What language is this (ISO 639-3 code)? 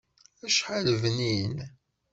kab